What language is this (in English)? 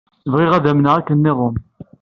Kabyle